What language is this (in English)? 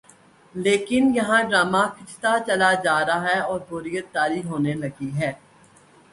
Urdu